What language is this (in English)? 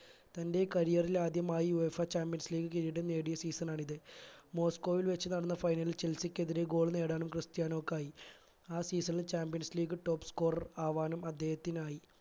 Malayalam